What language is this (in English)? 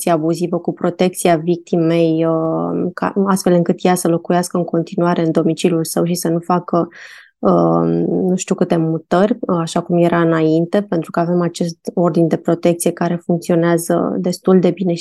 Romanian